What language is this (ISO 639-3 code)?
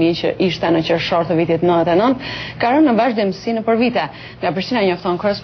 ron